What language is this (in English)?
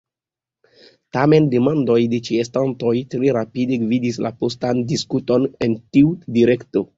Esperanto